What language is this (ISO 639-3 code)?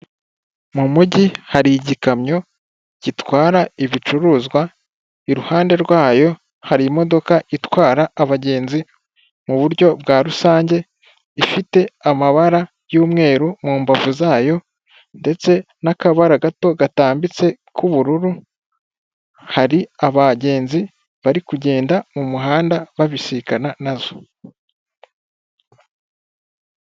kin